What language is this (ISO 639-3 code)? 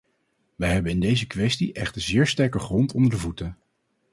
nld